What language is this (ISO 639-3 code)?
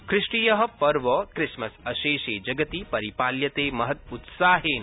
san